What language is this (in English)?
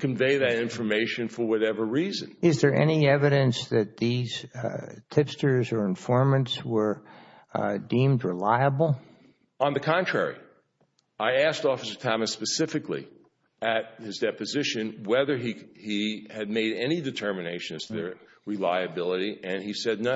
English